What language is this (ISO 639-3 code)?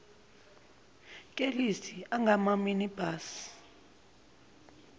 zul